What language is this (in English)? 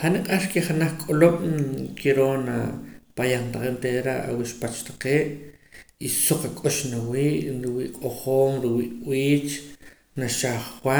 Poqomam